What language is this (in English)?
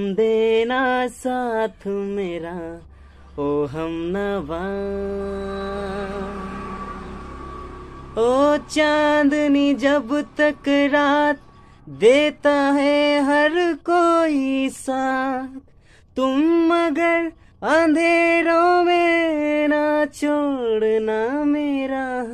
Hindi